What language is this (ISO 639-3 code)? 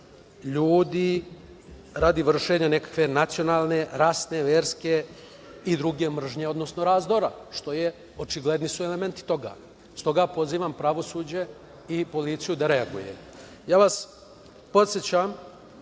srp